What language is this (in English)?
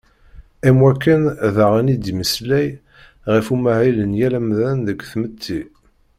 Kabyle